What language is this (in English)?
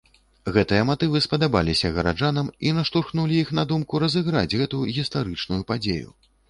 Belarusian